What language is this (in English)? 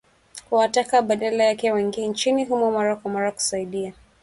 Swahili